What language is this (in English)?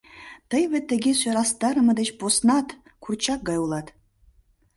Mari